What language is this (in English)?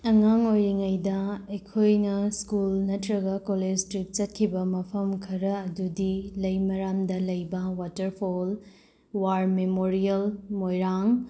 Manipuri